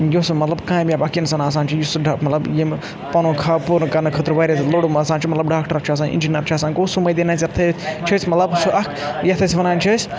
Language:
Kashmiri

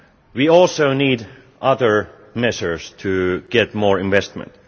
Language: English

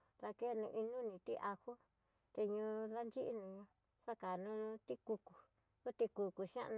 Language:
Tidaá Mixtec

